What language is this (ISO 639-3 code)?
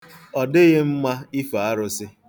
ibo